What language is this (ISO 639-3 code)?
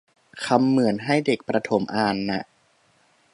tha